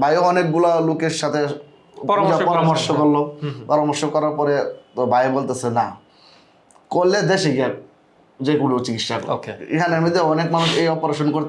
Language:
English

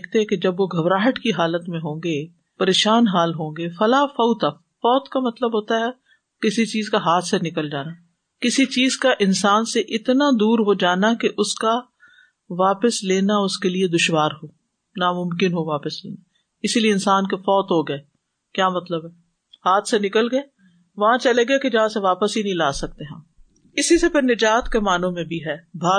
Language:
Urdu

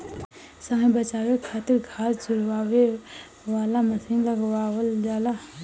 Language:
Bhojpuri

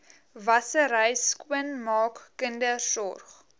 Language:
Afrikaans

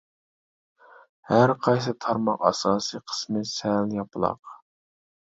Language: Uyghur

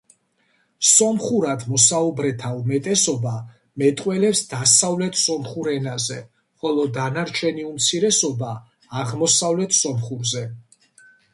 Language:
Georgian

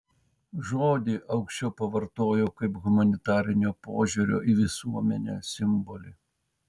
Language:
Lithuanian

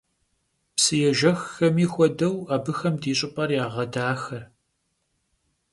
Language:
Kabardian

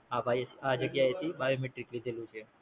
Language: Gujarati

